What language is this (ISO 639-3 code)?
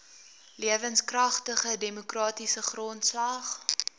afr